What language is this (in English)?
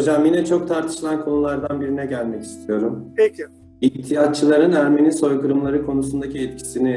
Turkish